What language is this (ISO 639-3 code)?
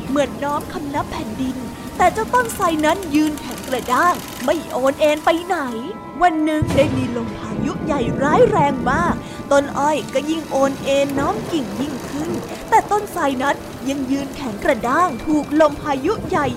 tha